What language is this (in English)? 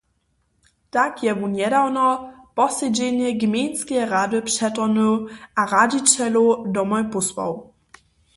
Upper Sorbian